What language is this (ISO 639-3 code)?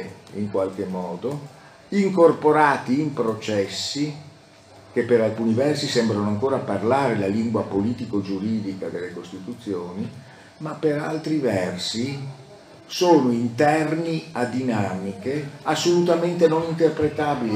ita